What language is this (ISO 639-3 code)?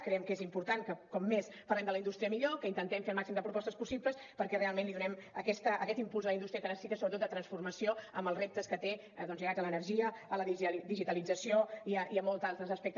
cat